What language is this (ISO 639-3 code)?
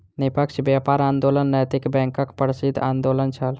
mai